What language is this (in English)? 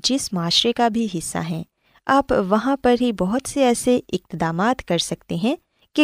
Urdu